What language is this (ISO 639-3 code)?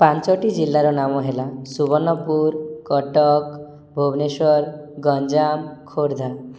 ori